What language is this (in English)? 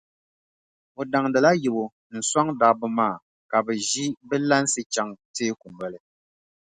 Dagbani